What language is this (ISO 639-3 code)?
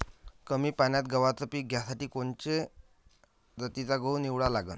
mar